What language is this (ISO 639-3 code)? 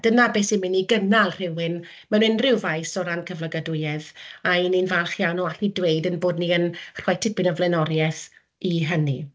cym